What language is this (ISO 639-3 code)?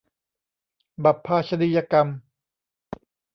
tha